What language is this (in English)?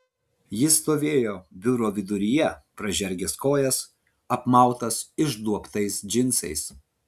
Lithuanian